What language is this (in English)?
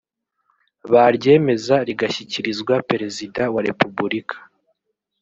Kinyarwanda